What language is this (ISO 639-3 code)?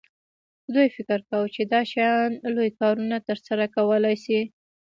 pus